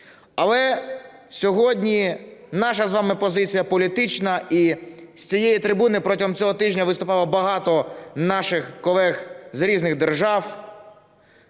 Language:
Ukrainian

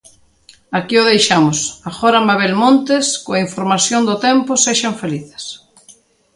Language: Galician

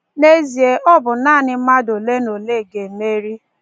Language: Igbo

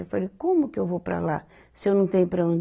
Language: Portuguese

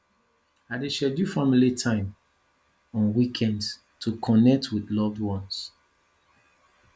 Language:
Nigerian Pidgin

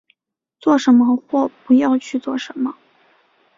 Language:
Chinese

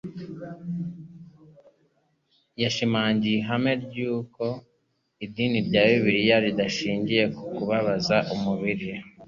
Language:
Kinyarwanda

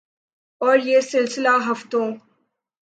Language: Urdu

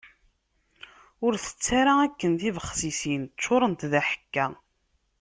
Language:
Kabyle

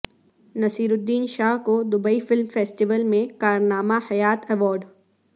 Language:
Urdu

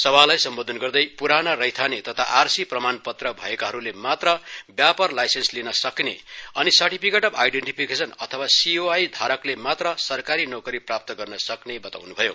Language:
Nepali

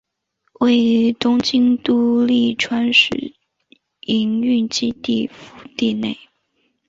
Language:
Chinese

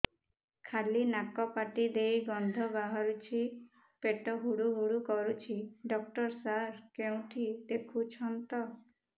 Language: Odia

